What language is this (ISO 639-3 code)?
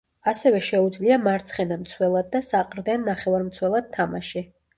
kat